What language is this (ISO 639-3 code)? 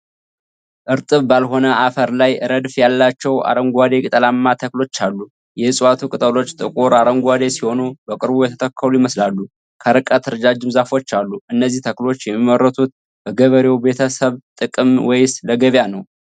amh